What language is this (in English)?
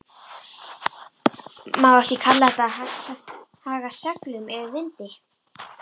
Icelandic